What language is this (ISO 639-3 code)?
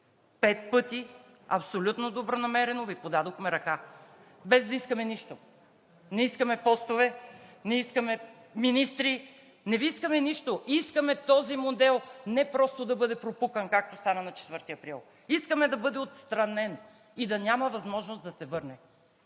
bul